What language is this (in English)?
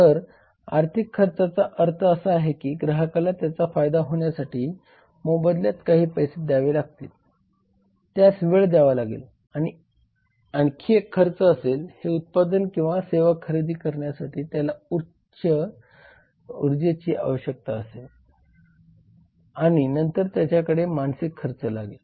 Marathi